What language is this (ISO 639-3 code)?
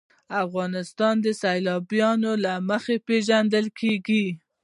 pus